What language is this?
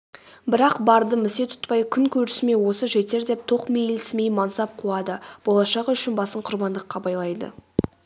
Kazakh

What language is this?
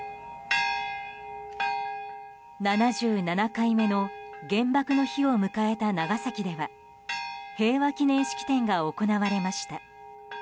Japanese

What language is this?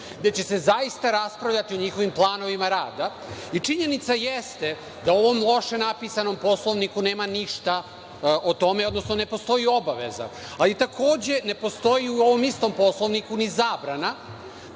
Serbian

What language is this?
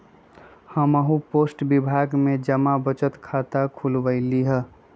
Magahi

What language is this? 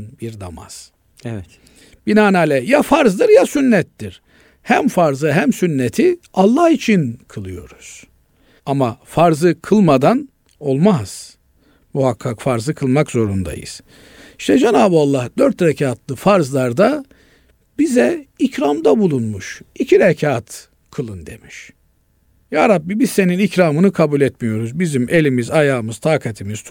Turkish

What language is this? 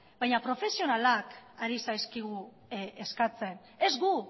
Basque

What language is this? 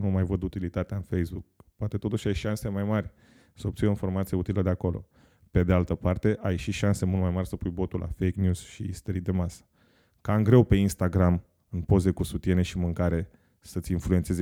Romanian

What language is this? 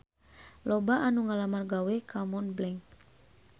Sundanese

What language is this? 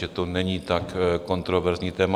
Czech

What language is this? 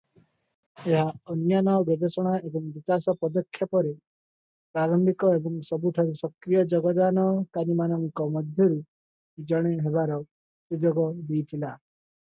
Odia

